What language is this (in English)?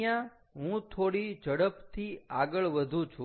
Gujarati